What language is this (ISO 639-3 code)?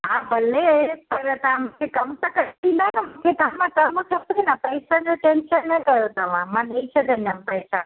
snd